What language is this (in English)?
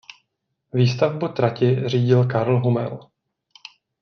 Czech